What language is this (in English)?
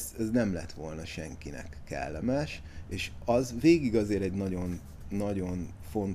Hungarian